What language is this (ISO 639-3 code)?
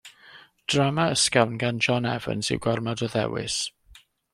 cym